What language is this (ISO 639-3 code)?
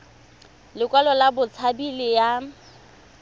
tsn